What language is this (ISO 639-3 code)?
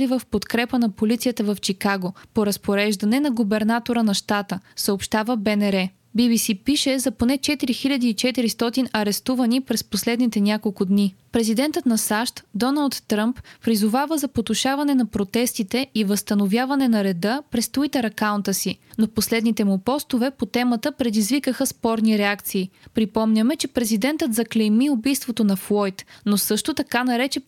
bul